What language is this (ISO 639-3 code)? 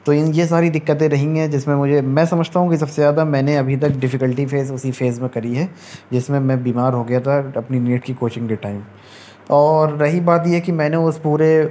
urd